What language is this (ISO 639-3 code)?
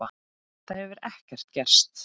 isl